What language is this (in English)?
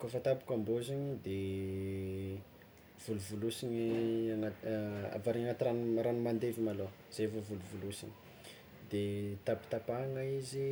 Tsimihety Malagasy